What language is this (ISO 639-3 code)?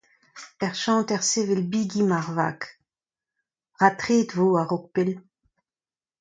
bre